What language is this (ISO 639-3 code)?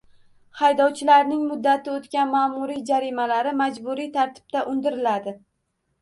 uzb